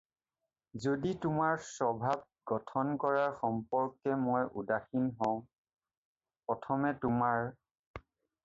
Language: Assamese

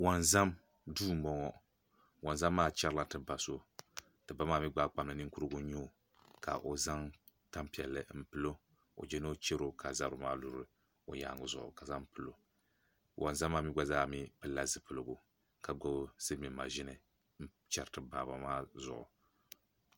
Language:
Dagbani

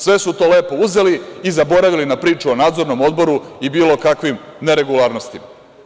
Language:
Serbian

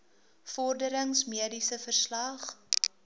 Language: Afrikaans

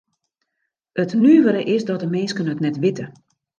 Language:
Western Frisian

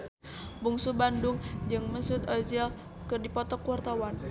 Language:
Sundanese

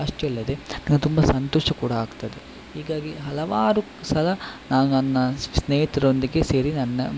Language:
Kannada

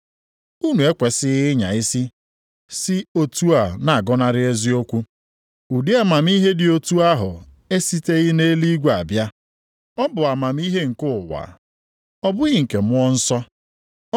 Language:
Igbo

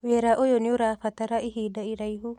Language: Kikuyu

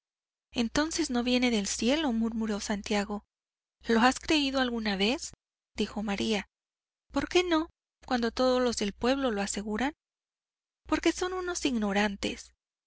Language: Spanish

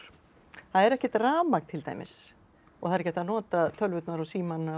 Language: Icelandic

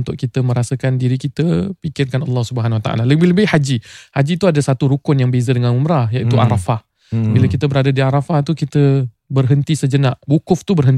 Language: Malay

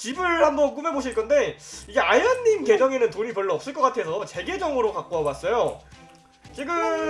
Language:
Korean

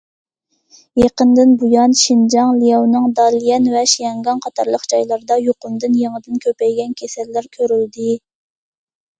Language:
Uyghur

